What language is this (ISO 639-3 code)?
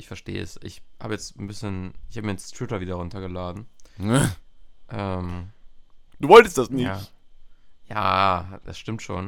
deu